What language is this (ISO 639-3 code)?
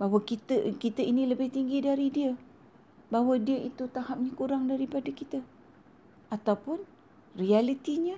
msa